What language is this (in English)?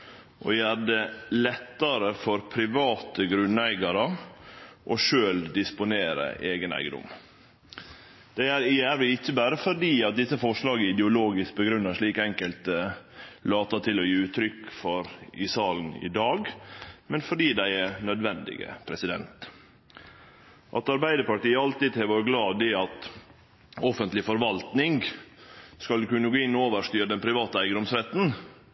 Norwegian Nynorsk